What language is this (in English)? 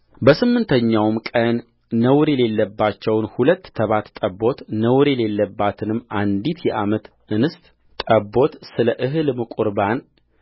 Amharic